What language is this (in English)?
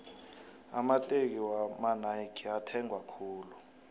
South Ndebele